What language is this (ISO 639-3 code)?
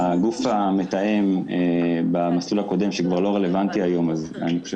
heb